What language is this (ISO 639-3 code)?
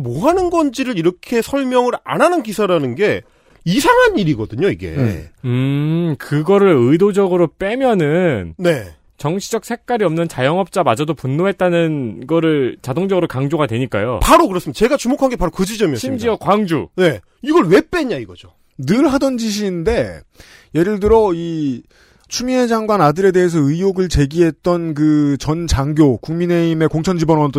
kor